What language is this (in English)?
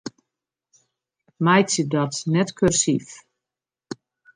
Western Frisian